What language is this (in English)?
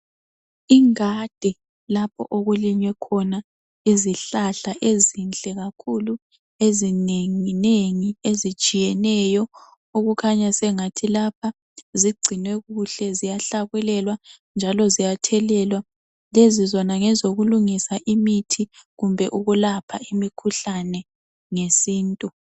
North Ndebele